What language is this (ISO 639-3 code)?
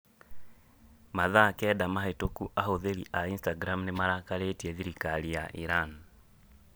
kik